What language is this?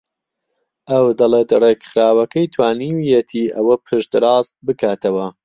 Central Kurdish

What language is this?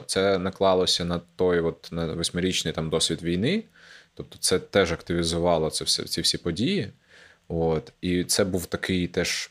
Ukrainian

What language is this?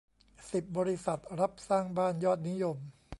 Thai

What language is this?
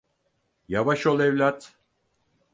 Turkish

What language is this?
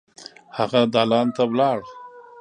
Pashto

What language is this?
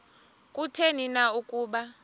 Xhosa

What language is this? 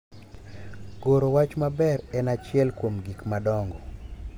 Luo (Kenya and Tanzania)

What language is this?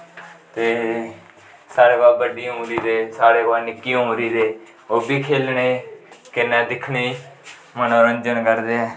Dogri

